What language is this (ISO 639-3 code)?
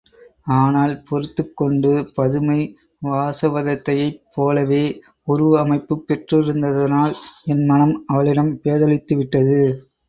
tam